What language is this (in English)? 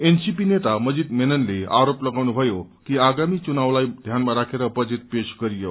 Nepali